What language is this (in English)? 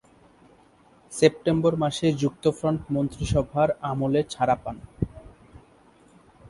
Bangla